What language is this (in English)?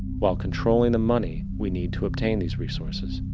English